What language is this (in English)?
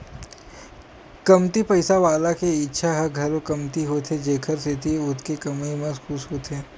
Chhattisgarhi